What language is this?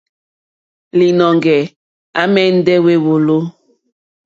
Mokpwe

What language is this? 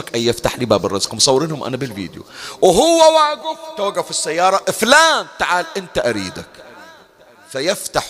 Arabic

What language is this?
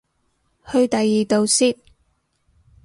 Cantonese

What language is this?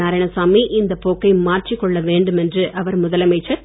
Tamil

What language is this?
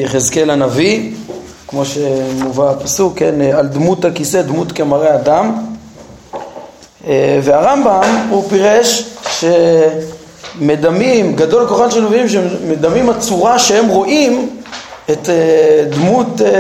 Hebrew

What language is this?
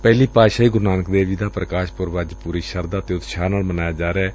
Punjabi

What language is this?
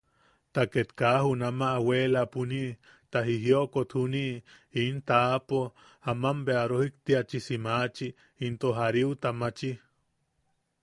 Yaqui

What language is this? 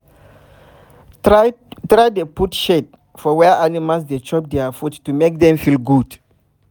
Nigerian Pidgin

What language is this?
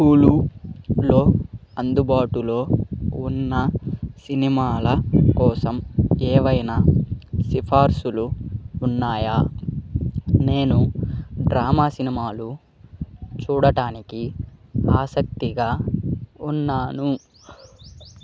Telugu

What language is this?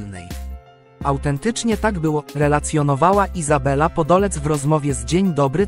Polish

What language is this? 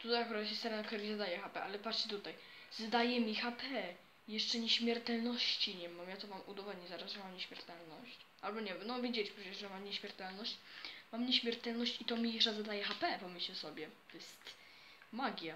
Polish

